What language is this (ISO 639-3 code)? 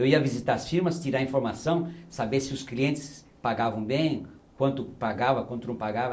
por